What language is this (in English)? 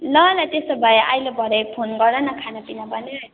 Nepali